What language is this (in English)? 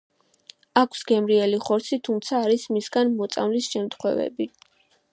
Georgian